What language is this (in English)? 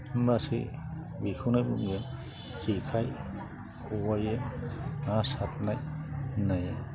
Bodo